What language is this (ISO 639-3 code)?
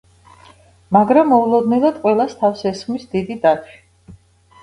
kat